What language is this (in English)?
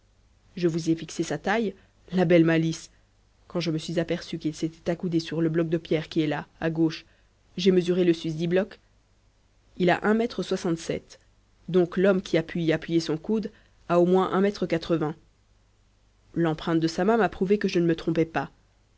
French